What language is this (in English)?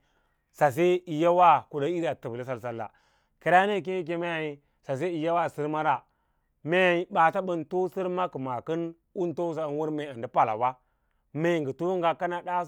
Lala-Roba